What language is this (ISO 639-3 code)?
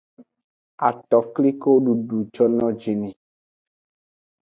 ajg